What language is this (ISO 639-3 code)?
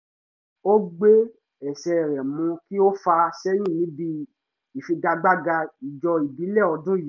yor